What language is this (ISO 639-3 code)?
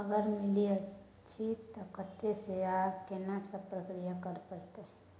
mai